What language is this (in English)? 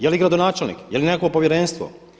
Croatian